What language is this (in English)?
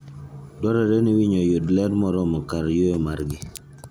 Luo (Kenya and Tanzania)